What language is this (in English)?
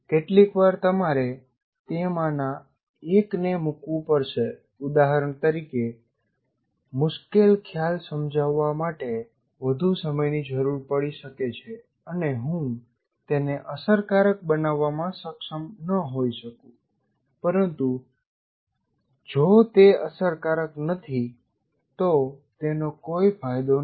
Gujarati